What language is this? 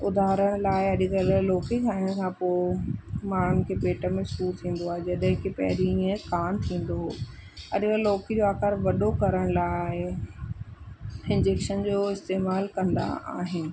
Sindhi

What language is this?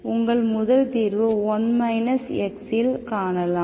Tamil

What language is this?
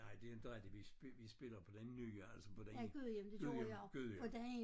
Danish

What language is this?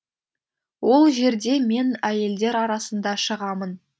Kazakh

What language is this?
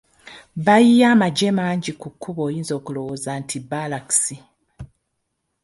Ganda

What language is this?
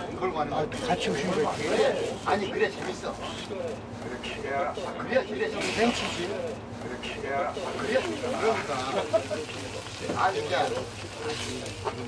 Romanian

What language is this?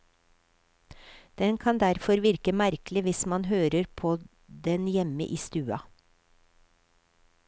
Norwegian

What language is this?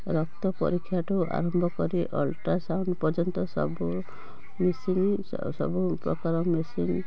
Odia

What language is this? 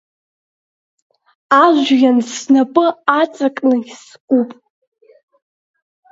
Abkhazian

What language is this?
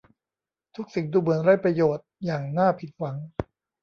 Thai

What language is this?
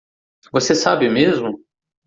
Portuguese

